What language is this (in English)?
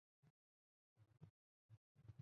Chinese